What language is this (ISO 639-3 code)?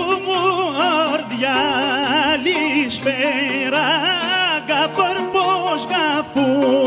ell